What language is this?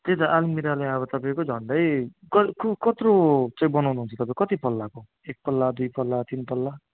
Nepali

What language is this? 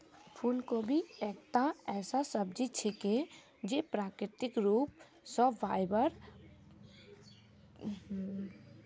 Magahi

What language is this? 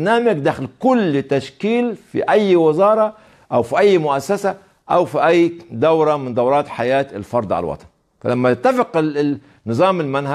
Arabic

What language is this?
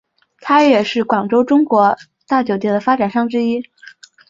Chinese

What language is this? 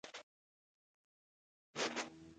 Pashto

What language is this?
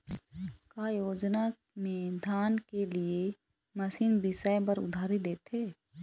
Chhattisgarhi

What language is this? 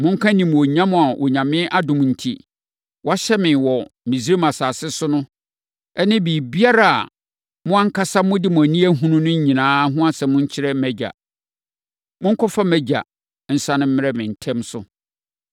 Akan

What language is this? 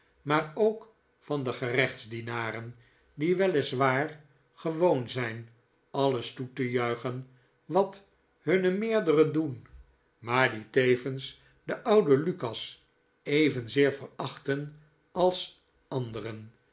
Dutch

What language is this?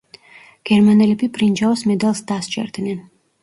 Georgian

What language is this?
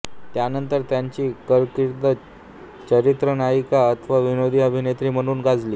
Marathi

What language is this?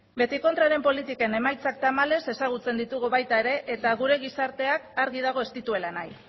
Basque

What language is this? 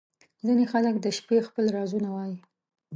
Pashto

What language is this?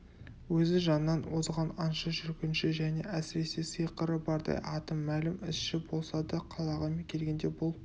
Kazakh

